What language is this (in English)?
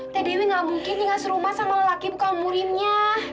Indonesian